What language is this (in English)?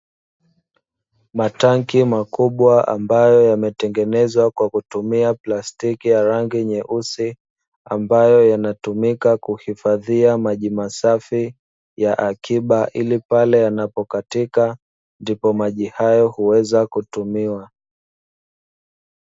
Swahili